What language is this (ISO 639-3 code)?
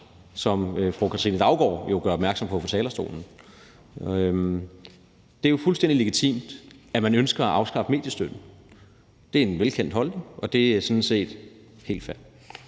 dan